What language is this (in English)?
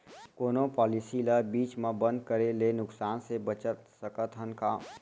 Chhattisgarhi